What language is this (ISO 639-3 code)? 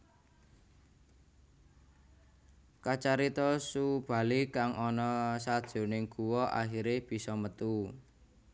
jav